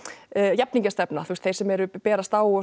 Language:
Icelandic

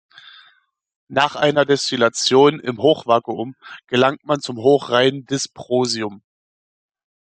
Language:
German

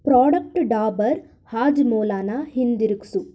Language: Kannada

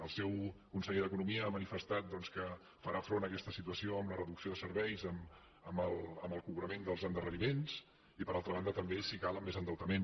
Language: Catalan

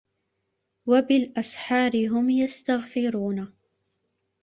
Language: Arabic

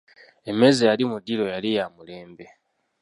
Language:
Ganda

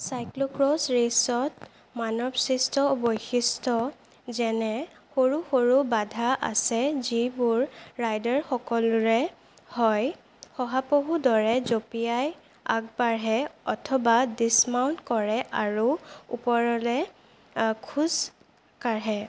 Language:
Assamese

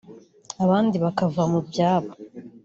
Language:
Kinyarwanda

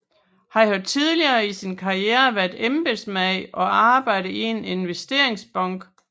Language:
Danish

